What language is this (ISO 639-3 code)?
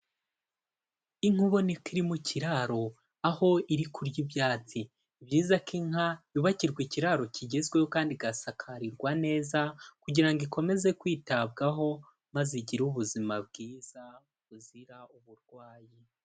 kin